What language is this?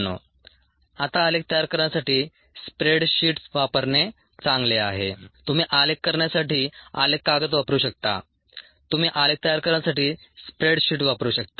Marathi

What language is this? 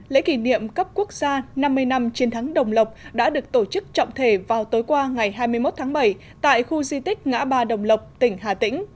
Vietnamese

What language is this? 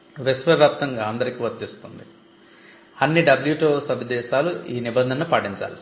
Telugu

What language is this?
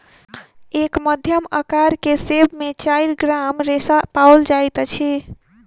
Maithili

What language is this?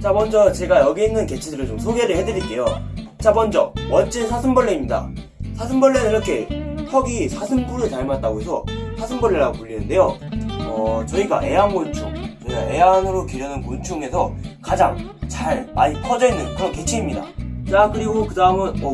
Korean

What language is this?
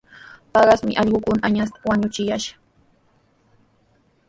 Sihuas Ancash Quechua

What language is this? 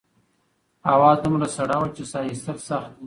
Pashto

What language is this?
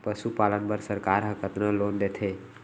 Chhattisgarhi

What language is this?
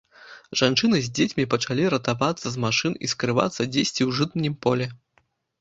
Belarusian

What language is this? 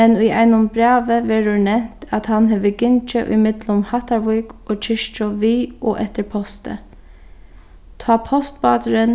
Faroese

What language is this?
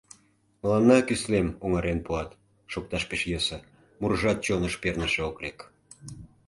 Mari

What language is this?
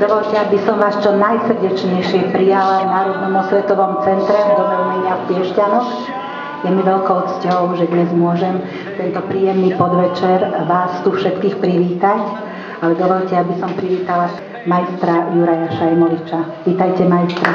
Slovak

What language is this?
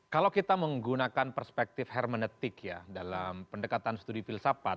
Indonesian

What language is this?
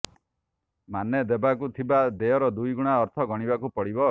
Odia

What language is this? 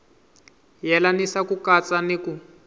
Tsonga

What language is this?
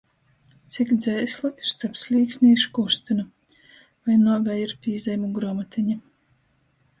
Latgalian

